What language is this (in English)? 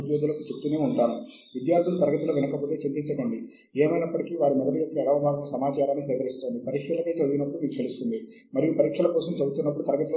Telugu